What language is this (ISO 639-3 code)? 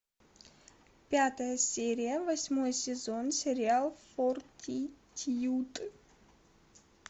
rus